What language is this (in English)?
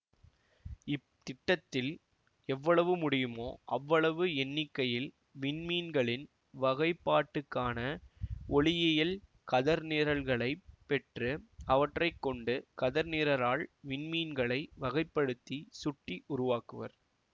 Tamil